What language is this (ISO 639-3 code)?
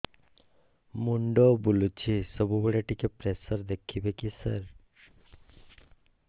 ori